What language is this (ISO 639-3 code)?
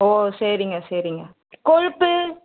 tam